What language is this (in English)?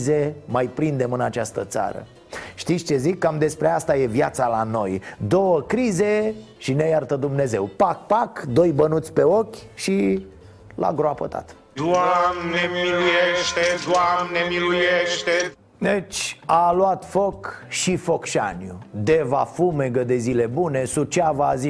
Romanian